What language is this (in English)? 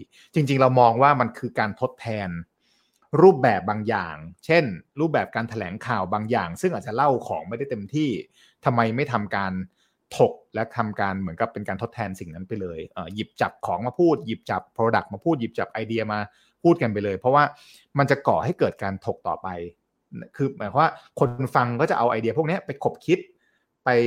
Thai